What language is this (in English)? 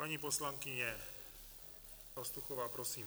Czech